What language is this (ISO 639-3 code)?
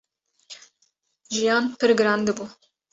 kur